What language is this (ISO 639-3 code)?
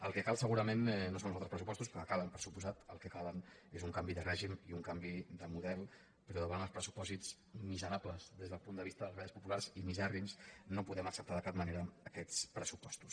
cat